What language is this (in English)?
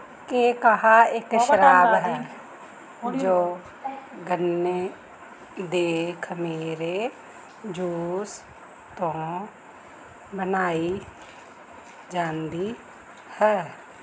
Punjabi